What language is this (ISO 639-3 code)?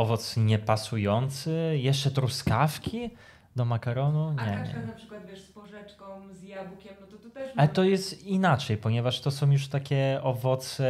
pol